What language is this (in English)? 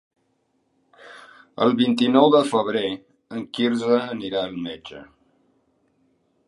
Catalan